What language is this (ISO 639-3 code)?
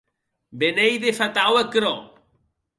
oci